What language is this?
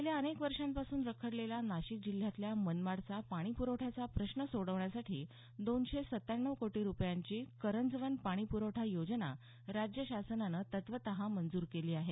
Marathi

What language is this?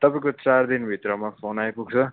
Nepali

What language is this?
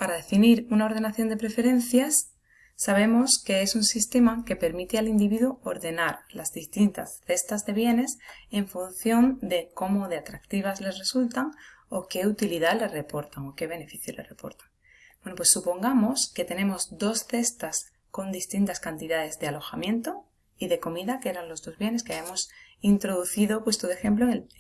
Spanish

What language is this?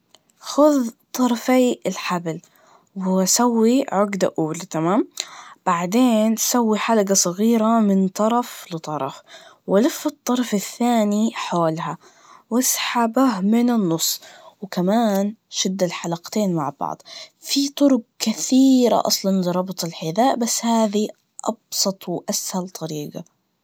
Najdi Arabic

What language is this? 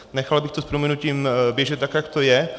Czech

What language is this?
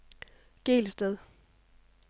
Danish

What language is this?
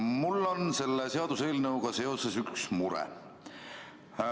Estonian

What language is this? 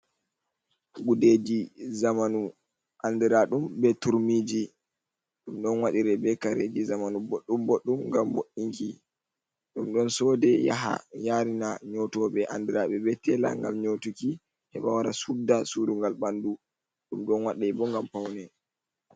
Fula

